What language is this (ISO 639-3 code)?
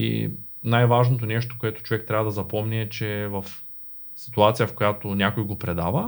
bul